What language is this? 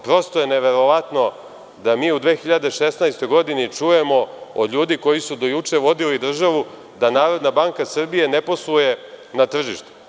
Serbian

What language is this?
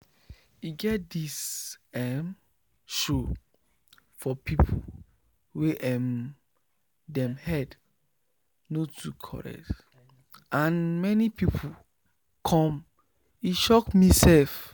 Nigerian Pidgin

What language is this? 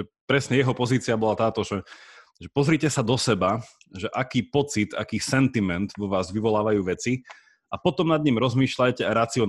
Slovak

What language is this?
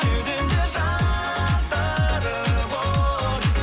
Kazakh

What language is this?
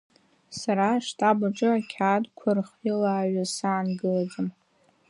Abkhazian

